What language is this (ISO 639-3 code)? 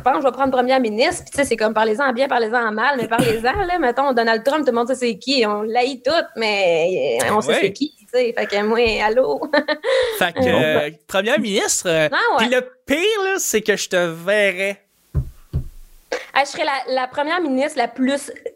fra